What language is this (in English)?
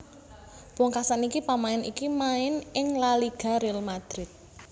Javanese